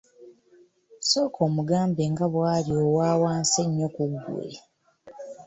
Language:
Ganda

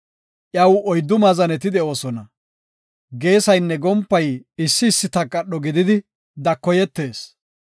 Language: Gofa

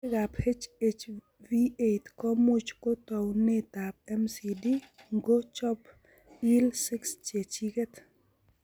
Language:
Kalenjin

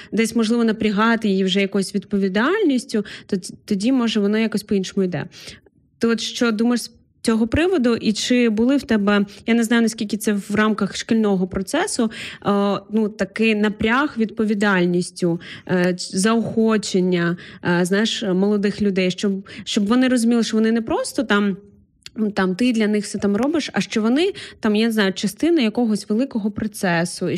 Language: Ukrainian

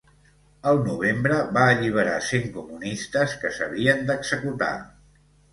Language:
Catalan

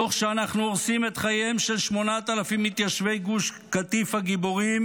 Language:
Hebrew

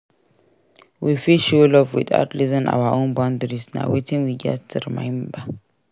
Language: Nigerian Pidgin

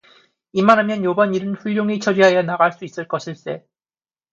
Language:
Korean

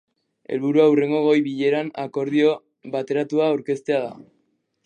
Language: Basque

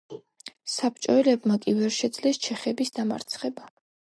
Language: Georgian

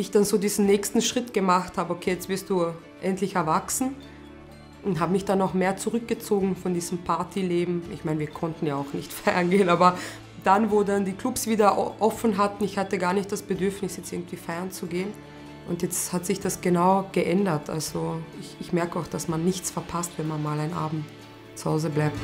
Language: German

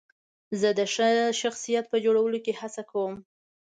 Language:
Pashto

